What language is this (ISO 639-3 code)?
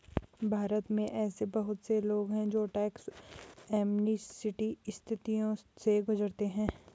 hin